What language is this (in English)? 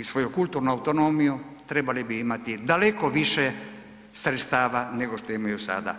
Croatian